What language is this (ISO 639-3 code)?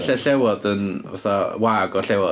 cym